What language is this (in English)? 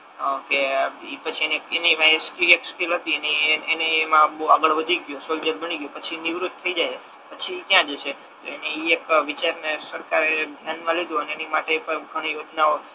Gujarati